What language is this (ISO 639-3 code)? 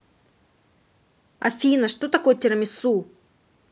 rus